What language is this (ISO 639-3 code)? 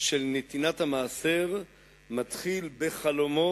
heb